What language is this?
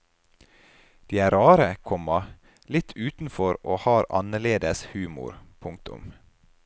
Norwegian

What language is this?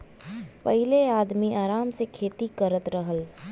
Bhojpuri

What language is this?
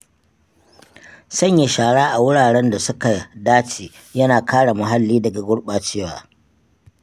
Hausa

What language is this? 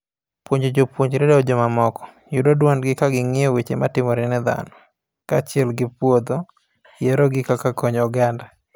Luo (Kenya and Tanzania)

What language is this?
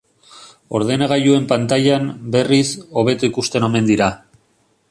Basque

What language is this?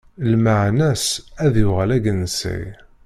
Kabyle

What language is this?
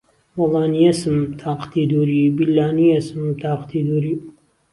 Central Kurdish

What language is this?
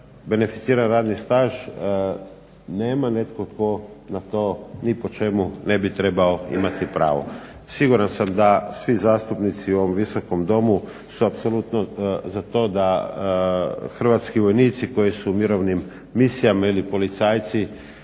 Croatian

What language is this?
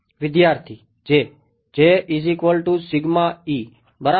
Gujarati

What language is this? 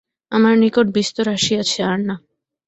Bangla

